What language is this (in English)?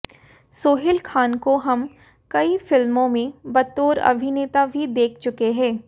Hindi